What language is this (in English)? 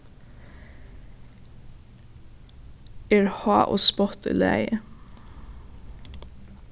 Faroese